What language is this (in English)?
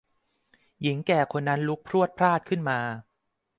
Thai